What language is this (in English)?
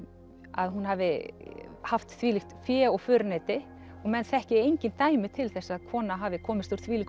Icelandic